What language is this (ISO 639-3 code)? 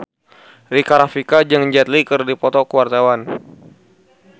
sun